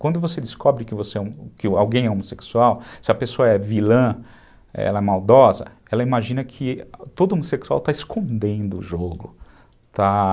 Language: Portuguese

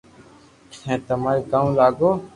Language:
Loarki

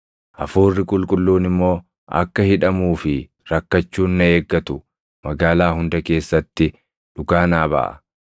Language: Oromo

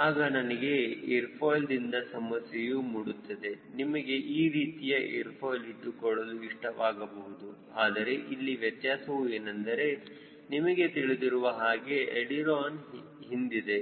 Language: Kannada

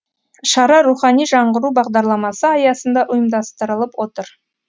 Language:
Kazakh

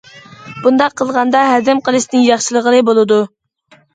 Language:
Uyghur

